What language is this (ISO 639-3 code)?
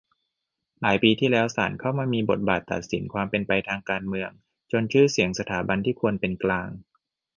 tha